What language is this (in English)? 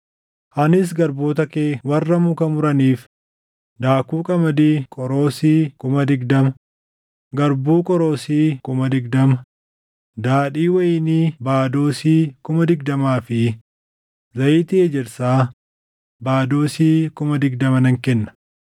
Oromo